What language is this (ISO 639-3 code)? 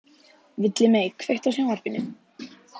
isl